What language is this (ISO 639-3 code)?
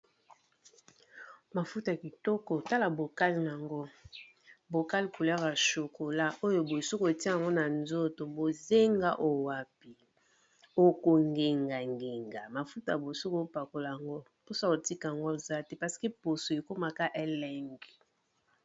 lin